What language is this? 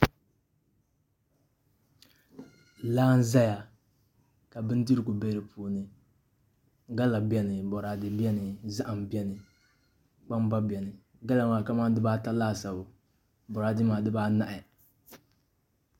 Dagbani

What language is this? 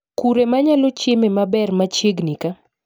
Luo (Kenya and Tanzania)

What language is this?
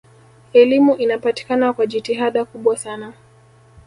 Swahili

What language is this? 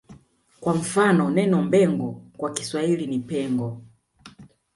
Swahili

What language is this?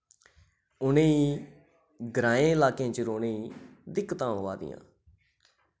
Dogri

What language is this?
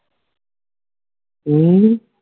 Punjabi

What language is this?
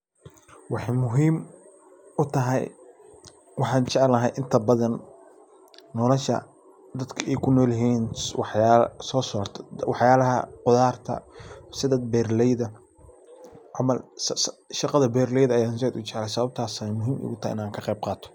Somali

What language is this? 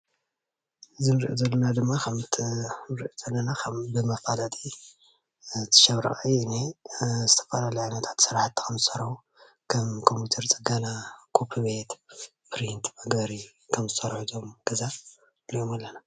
Tigrinya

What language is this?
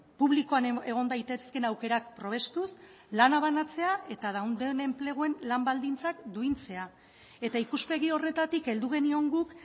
Basque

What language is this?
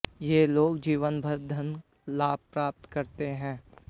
Hindi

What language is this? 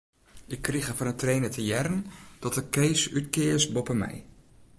Western Frisian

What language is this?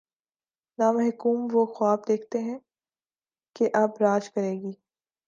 Urdu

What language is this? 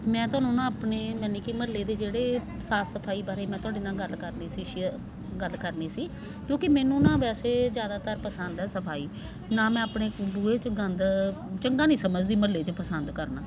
Punjabi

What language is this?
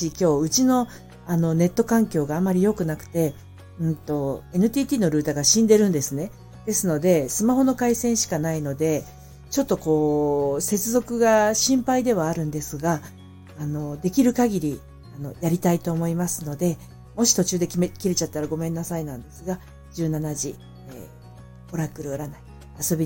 Japanese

